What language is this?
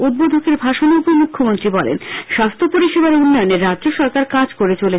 Bangla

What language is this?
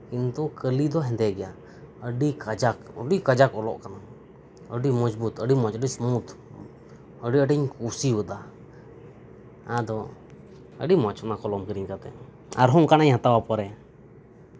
Santali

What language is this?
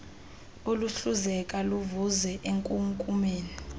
Xhosa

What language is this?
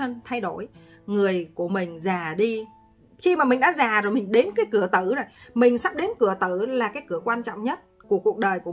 Vietnamese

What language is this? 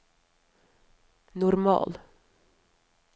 Norwegian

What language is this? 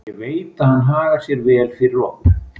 Icelandic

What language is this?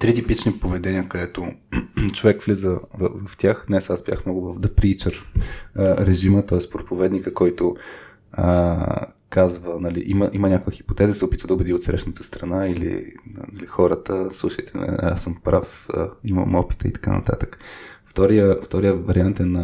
Bulgarian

